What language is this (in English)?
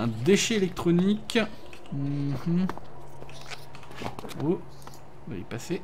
French